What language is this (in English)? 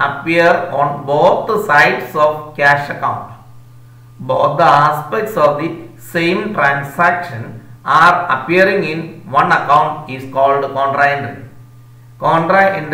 Indonesian